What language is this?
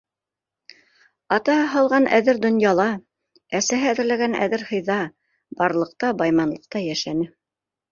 Bashkir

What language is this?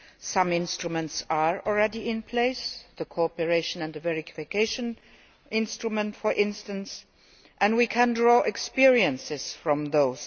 English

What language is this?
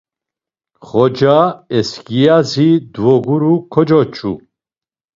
Laz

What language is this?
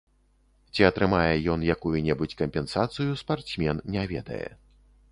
Belarusian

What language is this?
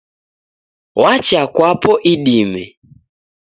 Taita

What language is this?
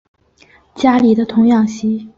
Chinese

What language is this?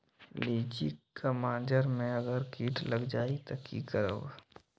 Magahi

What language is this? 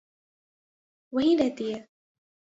Urdu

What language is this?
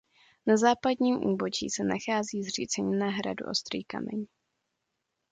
Czech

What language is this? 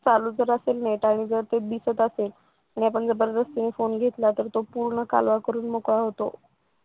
Marathi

